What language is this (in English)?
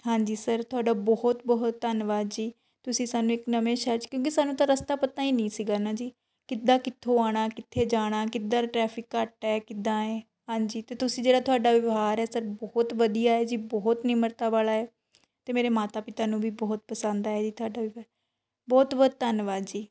Punjabi